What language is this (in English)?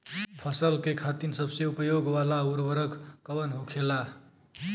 Bhojpuri